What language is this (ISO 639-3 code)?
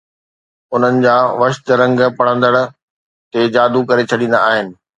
snd